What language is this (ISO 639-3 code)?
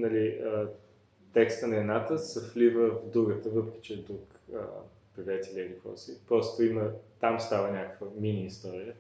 bul